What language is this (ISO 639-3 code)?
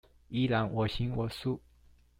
zho